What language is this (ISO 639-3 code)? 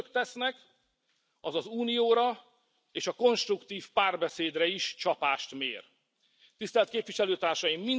hun